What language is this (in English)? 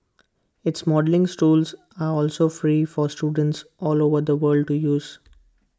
English